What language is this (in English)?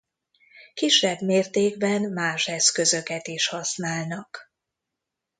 Hungarian